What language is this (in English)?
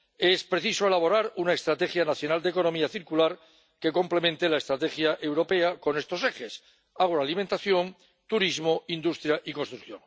Spanish